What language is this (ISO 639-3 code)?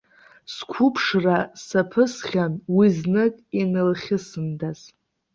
abk